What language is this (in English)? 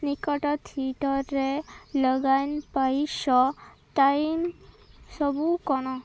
Odia